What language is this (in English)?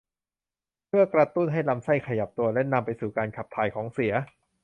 Thai